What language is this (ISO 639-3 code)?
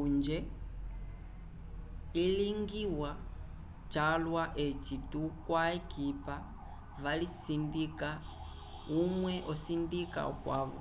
umb